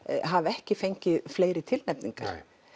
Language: Icelandic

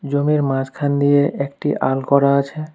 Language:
Bangla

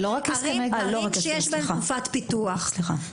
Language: Hebrew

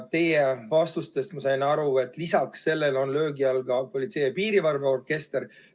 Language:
Estonian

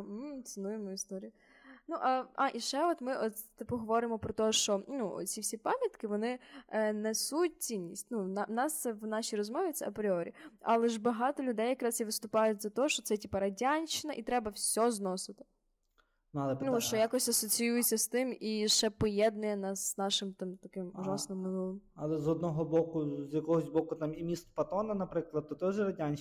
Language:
Ukrainian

